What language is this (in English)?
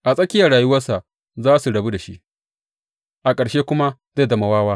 Hausa